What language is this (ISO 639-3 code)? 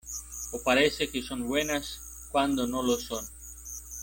spa